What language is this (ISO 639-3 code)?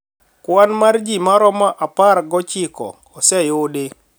luo